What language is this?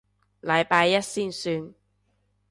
Cantonese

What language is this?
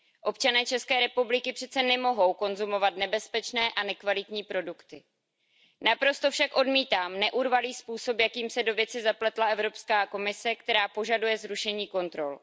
Czech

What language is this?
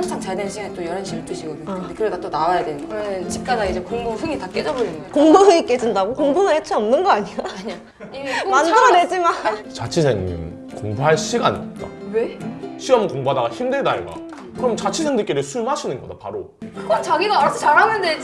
Korean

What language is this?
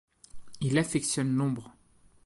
French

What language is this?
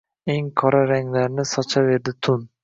Uzbek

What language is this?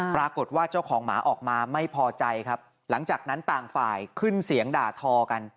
Thai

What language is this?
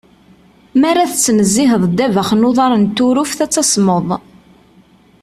Kabyle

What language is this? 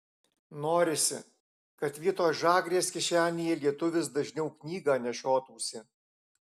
Lithuanian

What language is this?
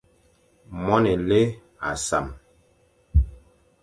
Fang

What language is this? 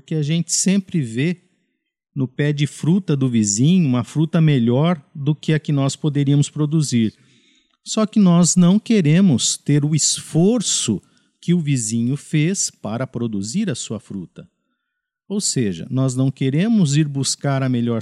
Portuguese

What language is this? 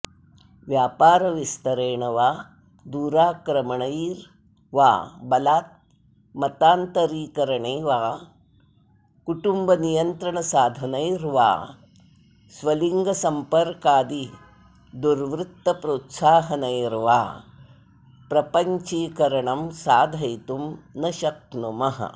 Sanskrit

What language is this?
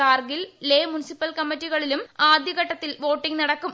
Malayalam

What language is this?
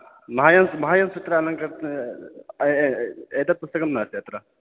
Sanskrit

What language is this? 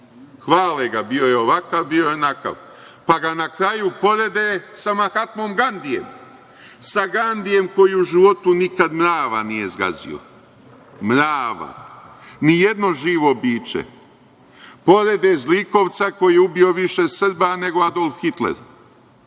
Serbian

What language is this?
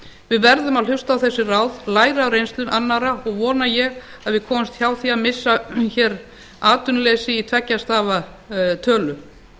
Icelandic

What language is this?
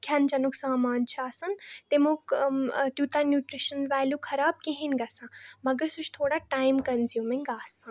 Kashmiri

